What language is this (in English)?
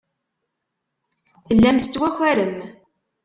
Kabyle